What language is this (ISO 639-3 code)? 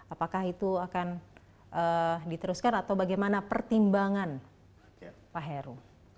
ind